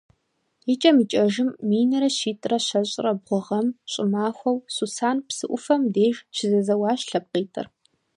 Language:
Kabardian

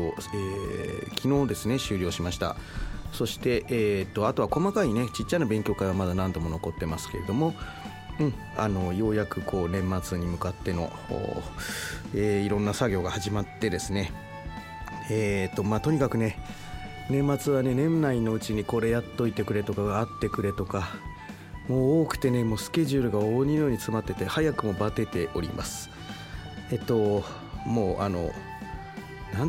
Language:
Japanese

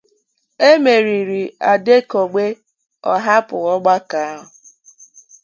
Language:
Igbo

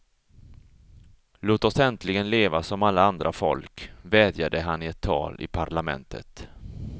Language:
Swedish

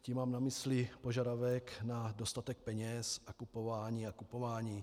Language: Czech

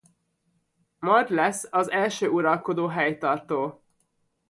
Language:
Hungarian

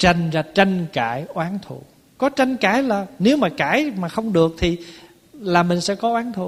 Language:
Vietnamese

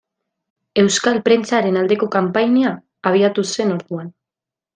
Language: Basque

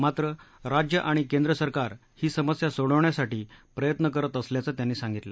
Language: Marathi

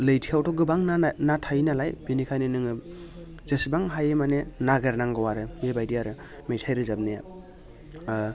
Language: Bodo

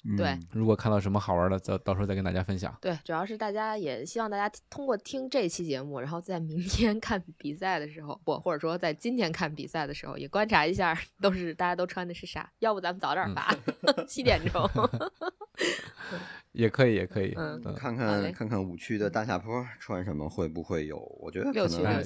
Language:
Chinese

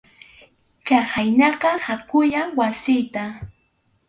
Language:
Arequipa-La Unión Quechua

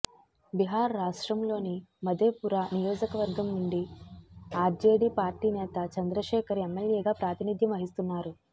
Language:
Telugu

